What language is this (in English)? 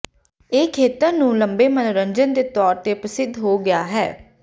Punjabi